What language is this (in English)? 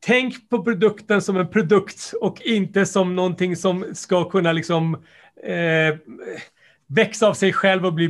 Swedish